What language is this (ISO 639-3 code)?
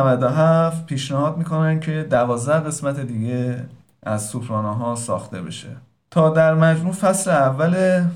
fas